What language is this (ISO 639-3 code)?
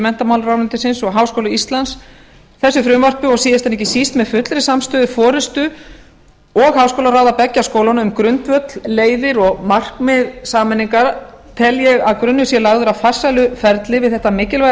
isl